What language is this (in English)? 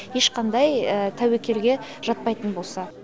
Kazakh